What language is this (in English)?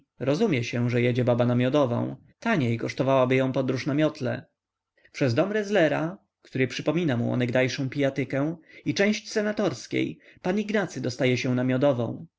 Polish